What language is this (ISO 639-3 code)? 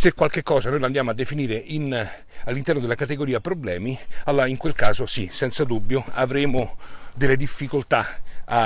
ita